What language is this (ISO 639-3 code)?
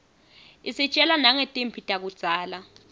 ssw